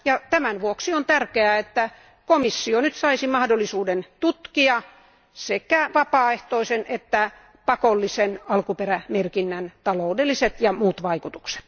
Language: Finnish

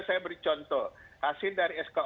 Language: Indonesian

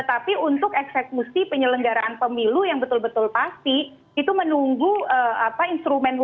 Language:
Indonesian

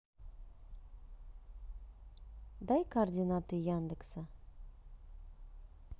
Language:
Russian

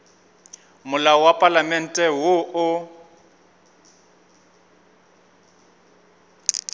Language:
Northern Sotho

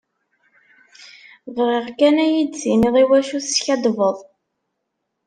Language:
Kabyle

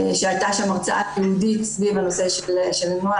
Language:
Hebrew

